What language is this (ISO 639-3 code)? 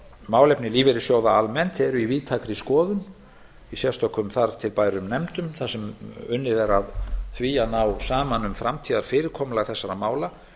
isl